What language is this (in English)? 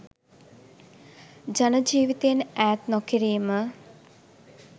Sinhala